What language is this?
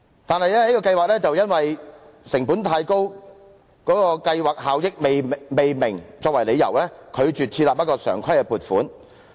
Cantonese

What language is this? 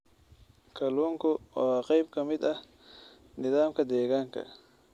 Somali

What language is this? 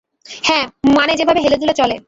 Bangla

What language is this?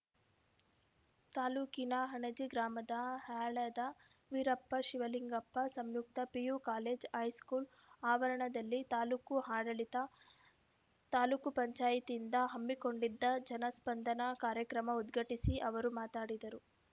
Kannada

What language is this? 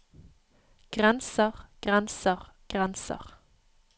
Norwegian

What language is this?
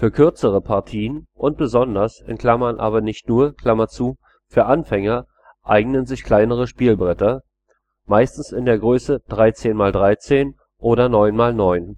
German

